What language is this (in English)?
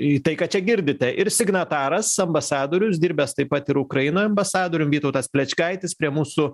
Lithuanian